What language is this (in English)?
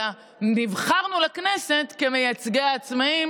Hebrew